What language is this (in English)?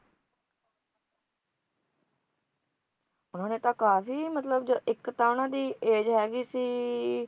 Punjabi